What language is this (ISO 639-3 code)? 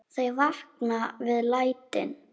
isl